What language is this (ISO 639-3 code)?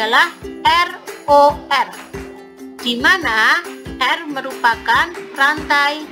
ind